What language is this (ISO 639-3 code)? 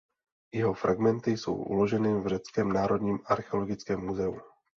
ces